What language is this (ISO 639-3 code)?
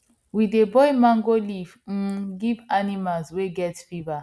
pcm